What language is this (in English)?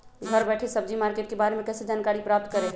Magahi